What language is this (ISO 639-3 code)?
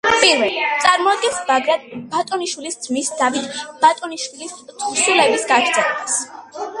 kat